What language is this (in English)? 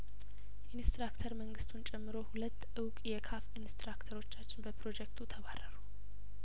Amharic